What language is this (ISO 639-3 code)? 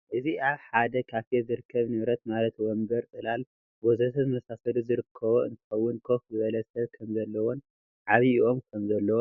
tir